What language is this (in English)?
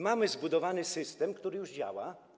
Polish